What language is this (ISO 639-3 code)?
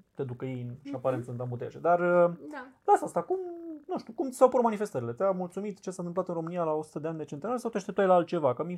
ron